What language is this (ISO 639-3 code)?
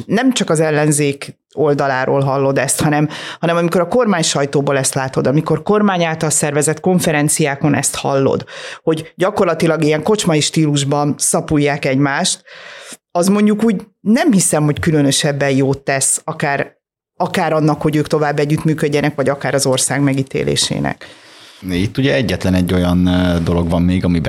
hun